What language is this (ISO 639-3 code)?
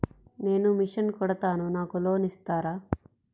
tel